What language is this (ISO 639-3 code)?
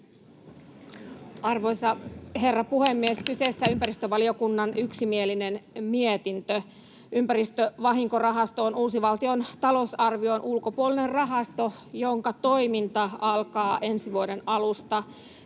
fin